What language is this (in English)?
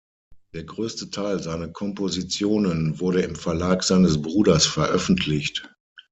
German